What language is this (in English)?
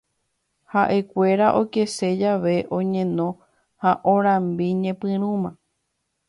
Guarani